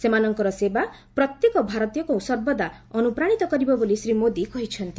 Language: Odia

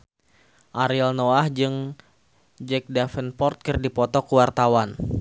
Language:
Sundanese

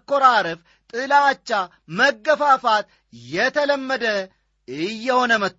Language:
Amharic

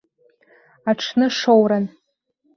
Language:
Abkhazian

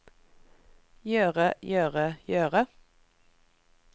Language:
Norwegian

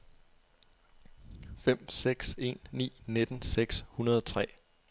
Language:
Danish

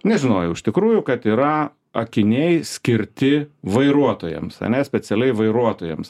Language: Lithuanian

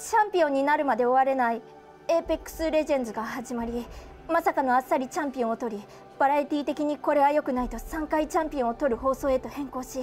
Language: Japanese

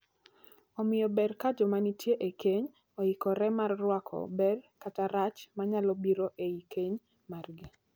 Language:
Luo (Kenya and Tanzania)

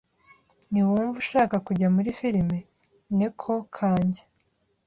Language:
Kinyarwanda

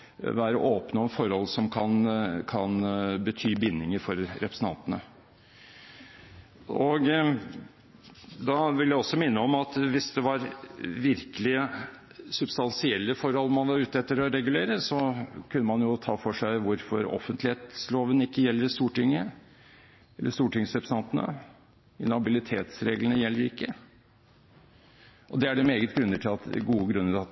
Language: Norwegian Bokmål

